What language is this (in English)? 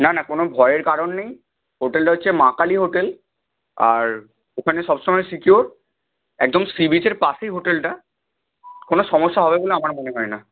Bangla